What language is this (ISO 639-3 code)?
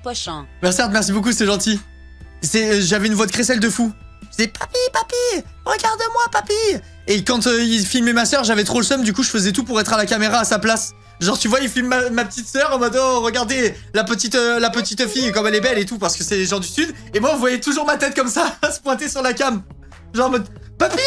fra